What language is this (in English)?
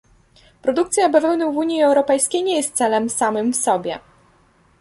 Polish